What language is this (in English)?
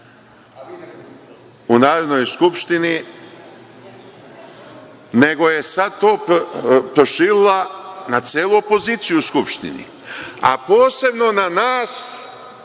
Serbian